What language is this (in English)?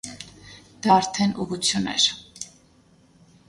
Armenian